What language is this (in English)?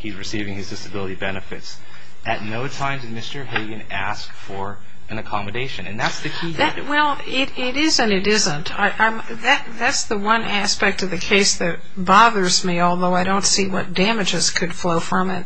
English